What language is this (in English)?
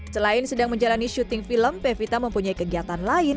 Indonesian